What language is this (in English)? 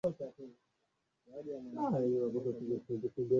Swahili